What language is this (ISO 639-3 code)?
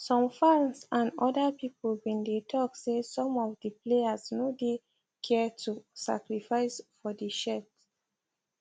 pcm